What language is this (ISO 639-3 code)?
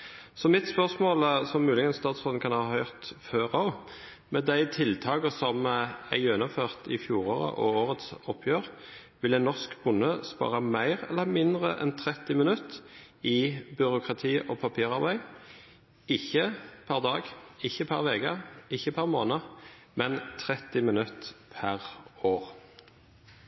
nob